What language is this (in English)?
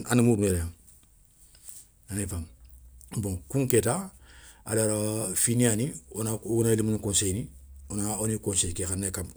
Soninke